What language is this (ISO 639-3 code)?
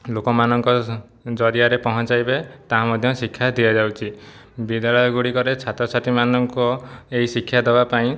ori